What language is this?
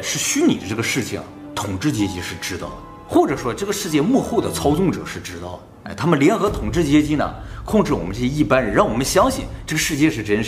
Chinese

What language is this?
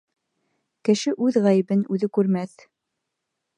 Bashkir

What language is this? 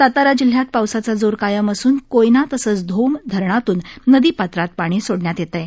Marathi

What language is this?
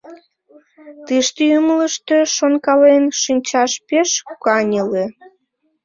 Mari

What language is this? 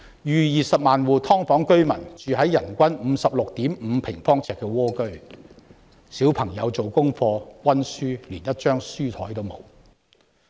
Cantonese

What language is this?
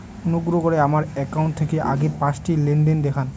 Bangla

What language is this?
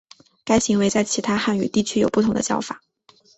Chinese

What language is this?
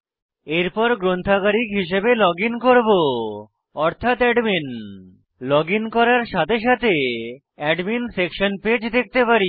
Bangla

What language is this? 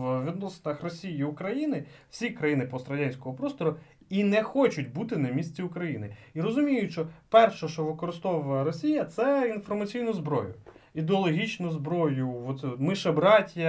Ukrainian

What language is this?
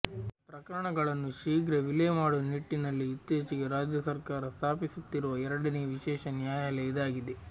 Kannada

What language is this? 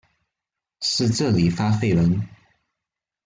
Chinese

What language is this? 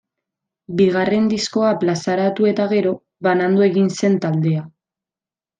Basque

